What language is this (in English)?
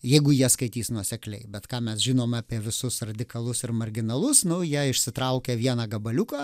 Lithuanian